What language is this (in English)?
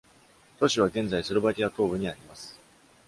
Japanese